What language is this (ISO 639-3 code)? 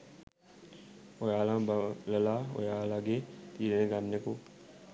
sin